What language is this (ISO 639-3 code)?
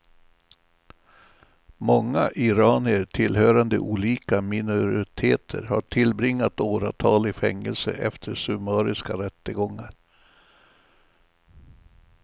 swe